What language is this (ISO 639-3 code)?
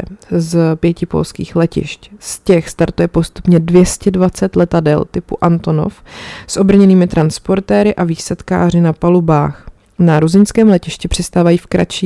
ces